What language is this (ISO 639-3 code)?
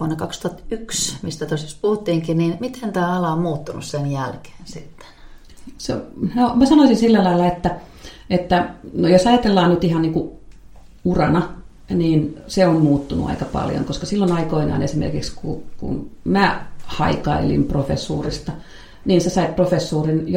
fin